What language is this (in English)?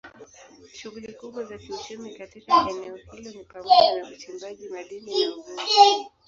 Swahili